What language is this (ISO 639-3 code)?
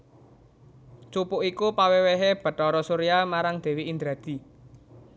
jav